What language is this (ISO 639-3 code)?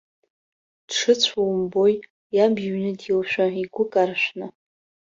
abk